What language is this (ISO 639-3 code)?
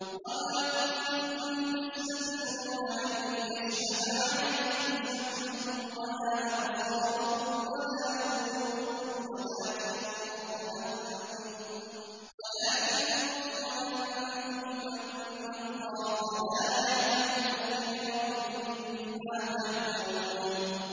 ara